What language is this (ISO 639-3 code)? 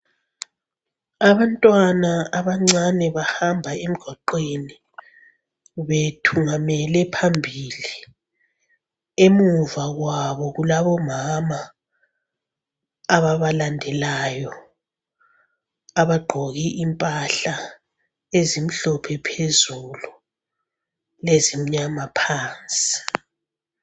nde